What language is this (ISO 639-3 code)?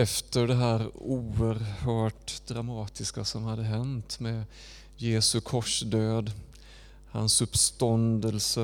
swe